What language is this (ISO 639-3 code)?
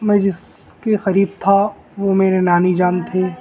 urd